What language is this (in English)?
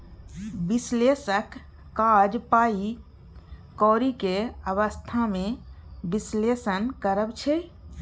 Maithili